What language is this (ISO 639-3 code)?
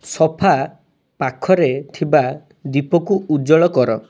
ori